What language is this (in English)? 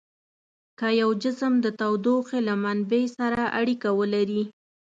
Pashto